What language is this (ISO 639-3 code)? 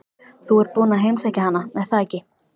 isl